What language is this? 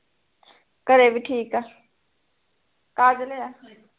Punjabi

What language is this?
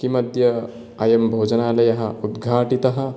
Sanskrit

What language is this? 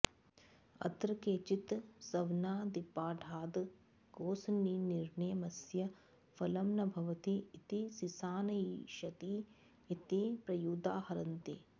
Sanskrit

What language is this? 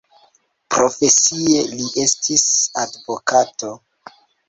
Esperanto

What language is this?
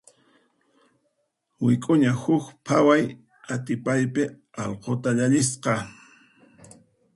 Puno Quechua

